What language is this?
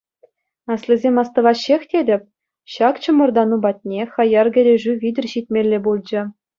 Chuvash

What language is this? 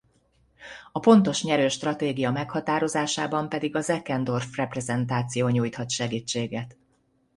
Hungarian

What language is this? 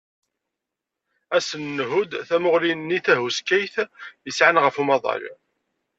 Kabyle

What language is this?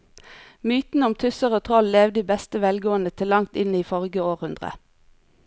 Norwegian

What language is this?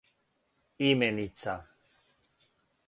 Serbian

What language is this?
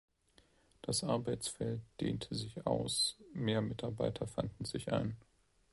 German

